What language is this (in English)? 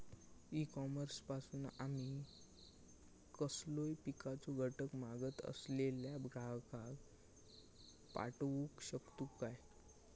Marathi